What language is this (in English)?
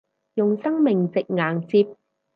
Cantonese